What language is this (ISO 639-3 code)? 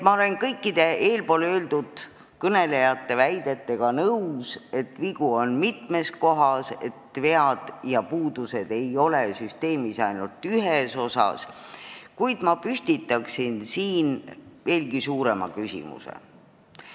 est